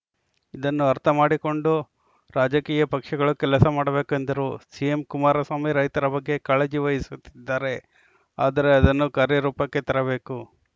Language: Kannada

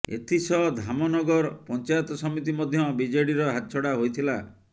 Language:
Odia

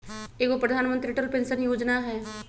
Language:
Magahi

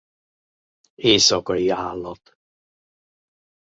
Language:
Hungarian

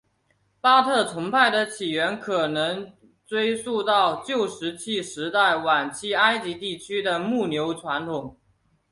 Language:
Chinese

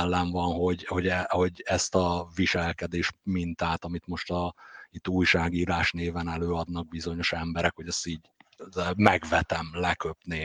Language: Hungarian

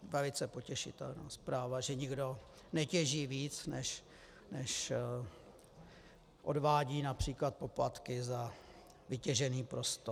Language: Czech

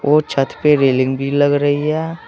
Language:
Hindi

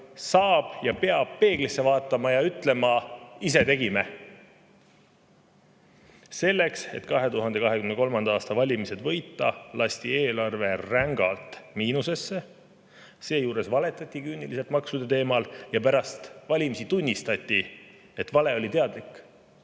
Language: Estonian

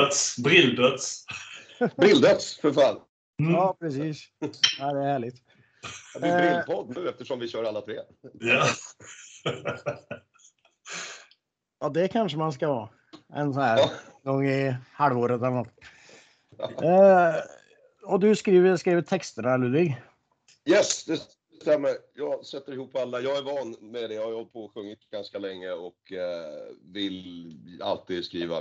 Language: Swedish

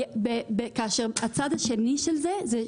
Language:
Hebrew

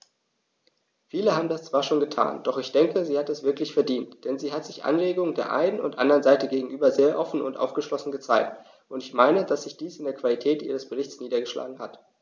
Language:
German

